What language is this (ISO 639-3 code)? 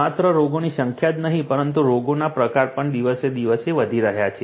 guj